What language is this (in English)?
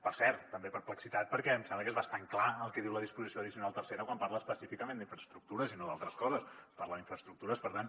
Catalan